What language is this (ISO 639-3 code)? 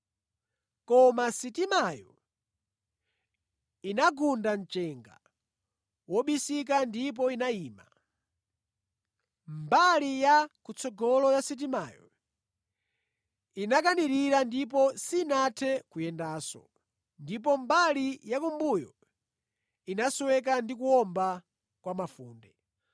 nya